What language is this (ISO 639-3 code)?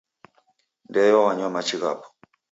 dav